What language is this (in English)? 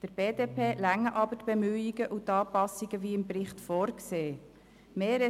Swiss German